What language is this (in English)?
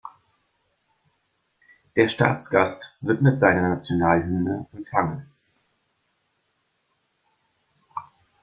German